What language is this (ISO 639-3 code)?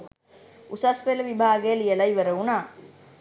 sin